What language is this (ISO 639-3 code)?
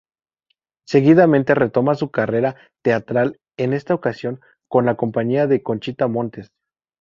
spa